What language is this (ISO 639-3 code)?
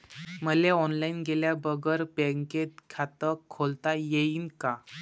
mar